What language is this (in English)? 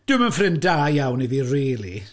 Welsh